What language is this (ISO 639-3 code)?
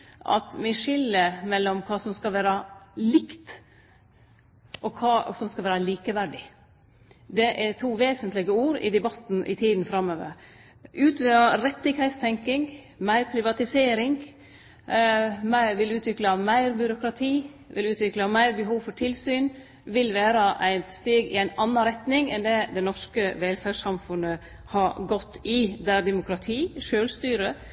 nno